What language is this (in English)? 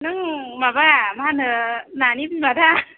Bodo